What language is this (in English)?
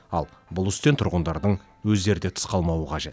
Kazakh